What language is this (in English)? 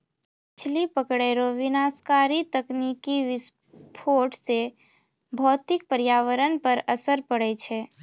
Maithili